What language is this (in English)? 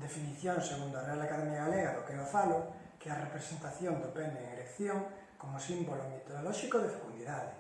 Galician